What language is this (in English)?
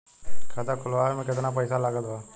Bhojpuri